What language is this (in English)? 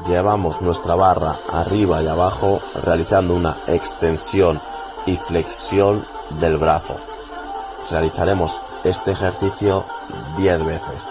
Spanish